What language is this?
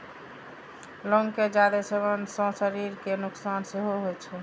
Maithili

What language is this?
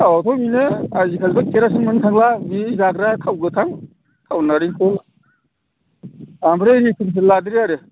Bodo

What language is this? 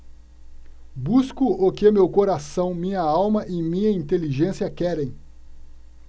Portuguese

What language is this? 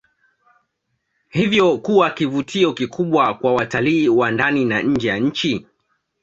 Swahili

